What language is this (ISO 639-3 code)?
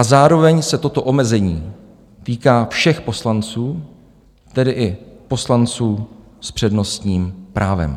ces